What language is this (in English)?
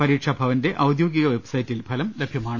Malayalam